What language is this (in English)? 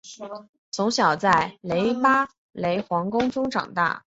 Chinese